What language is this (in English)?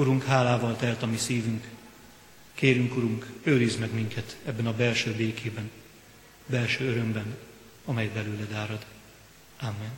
Hungarian